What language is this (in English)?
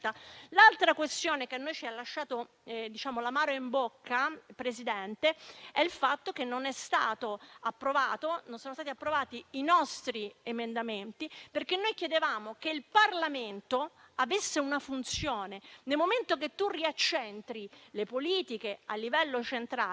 Italian